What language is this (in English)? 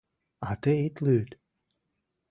Mari